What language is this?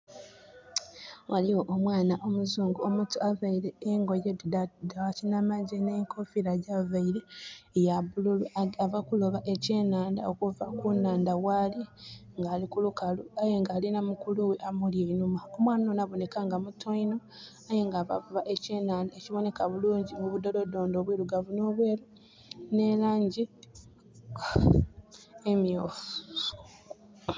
Soga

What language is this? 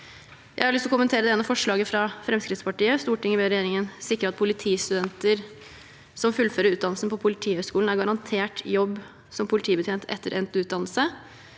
Norwegian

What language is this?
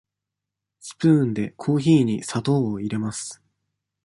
Japanese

